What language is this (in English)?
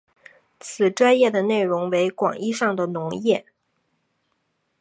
Chinese